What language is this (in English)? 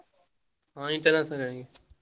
Odia